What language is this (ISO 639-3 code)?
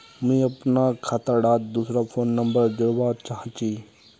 mag